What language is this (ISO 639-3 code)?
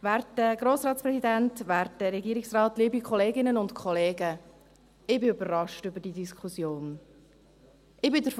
gsw